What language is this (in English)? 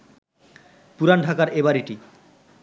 Bangla